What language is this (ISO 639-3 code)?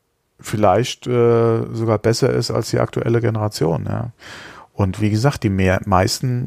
deu